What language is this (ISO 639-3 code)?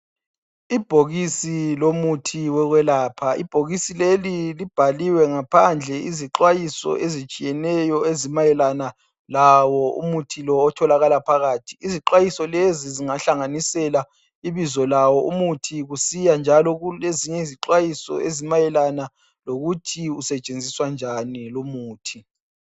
nde